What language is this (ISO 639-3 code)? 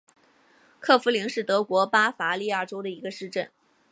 zho